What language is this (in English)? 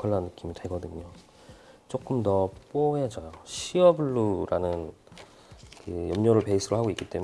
Korean